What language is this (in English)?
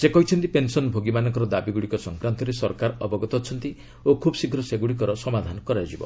Odia